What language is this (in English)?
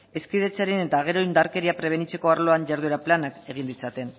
Basque